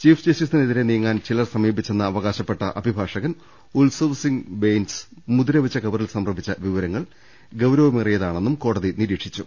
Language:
Malayalam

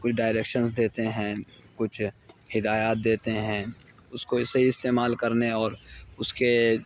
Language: Urdu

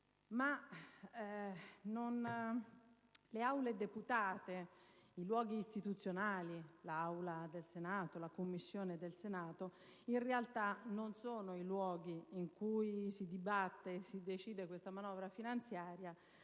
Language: Italian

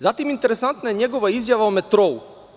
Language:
Serbian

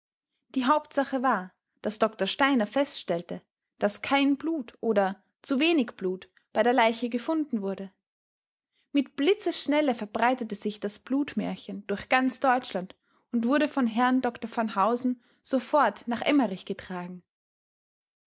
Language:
German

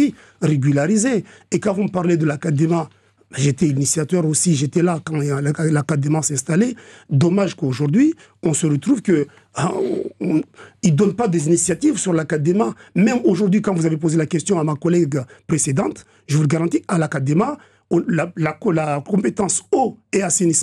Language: French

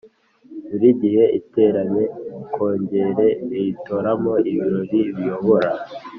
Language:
Kinyarwanda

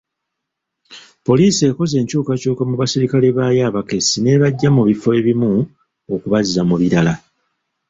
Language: Ganda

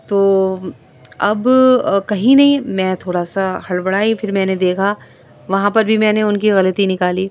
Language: Urdu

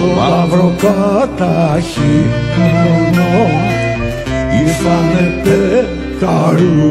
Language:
Greek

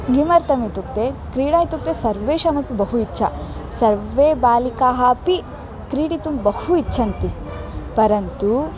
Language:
Sanskrit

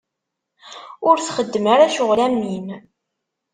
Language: Kabyle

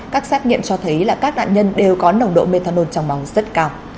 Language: Vietnamese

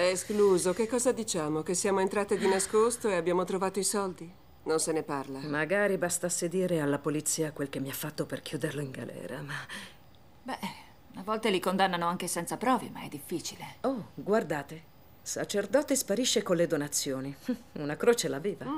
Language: Italian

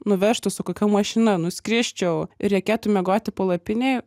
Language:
Lithuanian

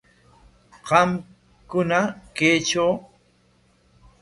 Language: Corongo Ancash Quechua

